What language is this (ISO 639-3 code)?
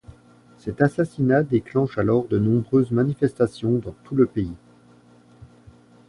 fra